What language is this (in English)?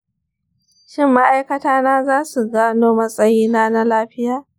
Hausa